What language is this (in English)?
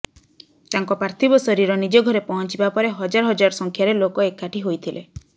Odia